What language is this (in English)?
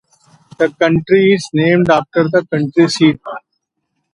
English